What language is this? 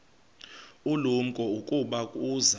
Xhosa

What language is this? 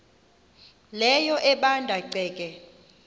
Xhosa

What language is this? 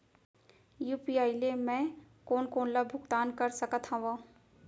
Chhattisgarhi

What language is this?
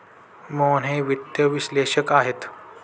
Marathi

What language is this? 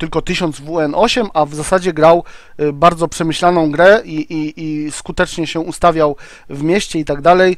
Polish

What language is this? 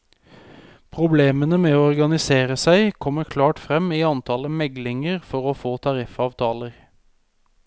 Norwegian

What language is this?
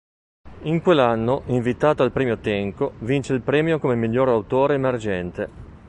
Italian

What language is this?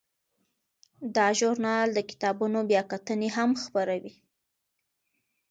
Pashto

